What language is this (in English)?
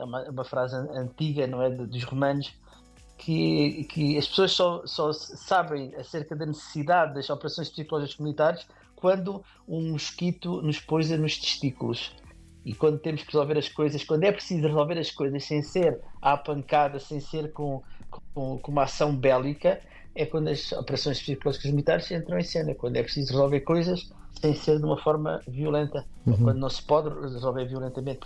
Portuguese